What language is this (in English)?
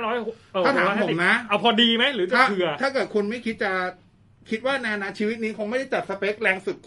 Thai